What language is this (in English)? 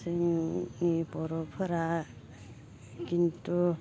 Bodo